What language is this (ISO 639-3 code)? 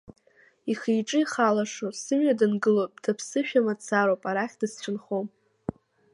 abk